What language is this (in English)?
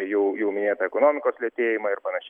Lithuanian